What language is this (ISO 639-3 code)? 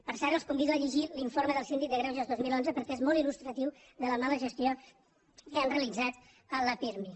cat